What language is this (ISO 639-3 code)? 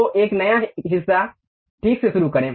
hin